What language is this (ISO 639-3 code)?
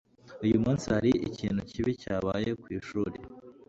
kin